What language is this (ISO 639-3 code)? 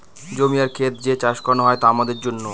ben